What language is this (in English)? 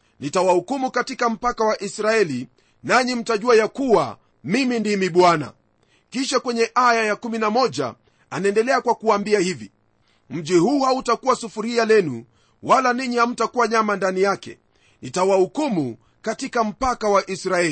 Swahili